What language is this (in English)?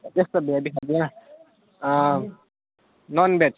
Nepali